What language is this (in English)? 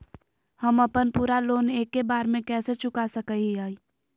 Magahi